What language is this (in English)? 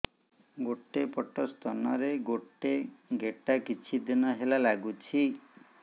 Odia